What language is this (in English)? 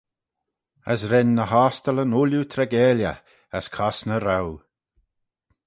Manx